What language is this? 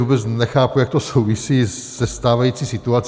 Czech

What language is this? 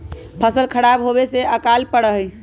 Magahi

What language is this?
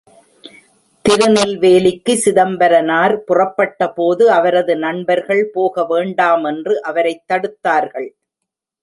Tamil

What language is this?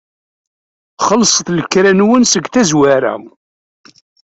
Kabyle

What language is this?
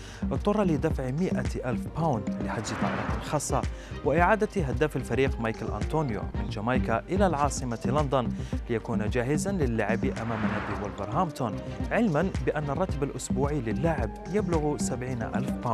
Arabic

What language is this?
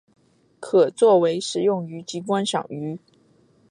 Chinese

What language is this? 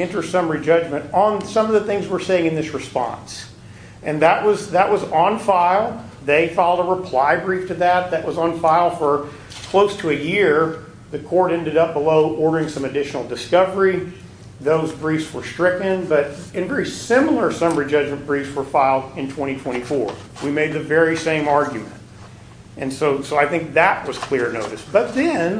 English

